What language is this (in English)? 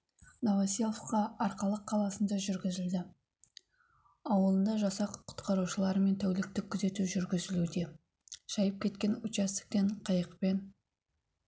Kazakh